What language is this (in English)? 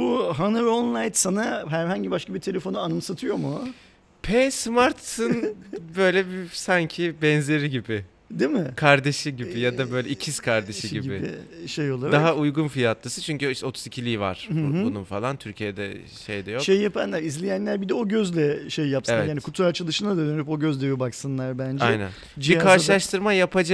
Turkish